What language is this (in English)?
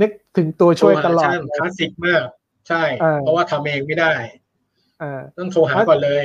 Thai